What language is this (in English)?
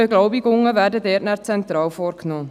Swiss German